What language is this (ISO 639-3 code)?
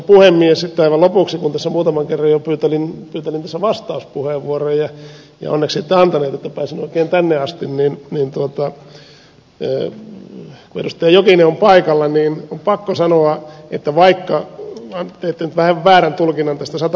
fin